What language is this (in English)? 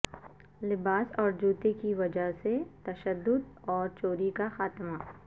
Urdu